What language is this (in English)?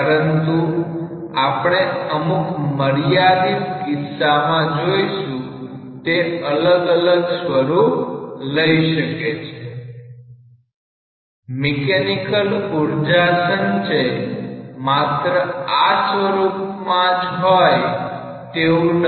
Gujarati